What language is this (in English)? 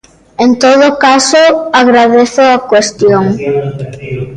Galician